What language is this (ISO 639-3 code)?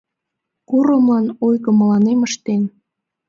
chm